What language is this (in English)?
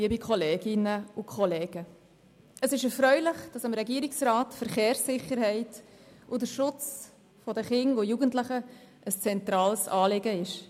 Swiss German